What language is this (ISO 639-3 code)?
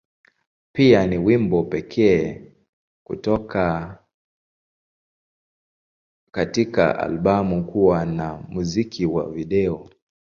swa